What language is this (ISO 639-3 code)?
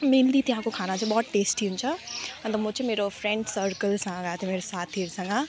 nep